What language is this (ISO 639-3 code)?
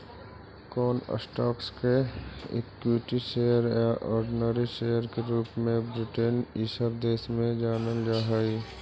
mag